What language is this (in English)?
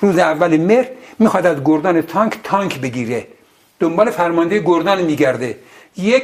Persian